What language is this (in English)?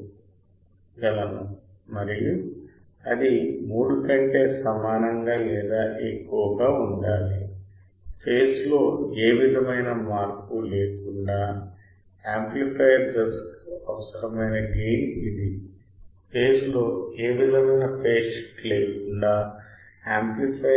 Telugu